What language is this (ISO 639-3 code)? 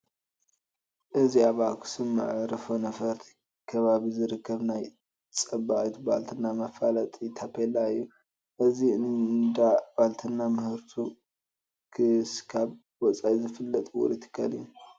tir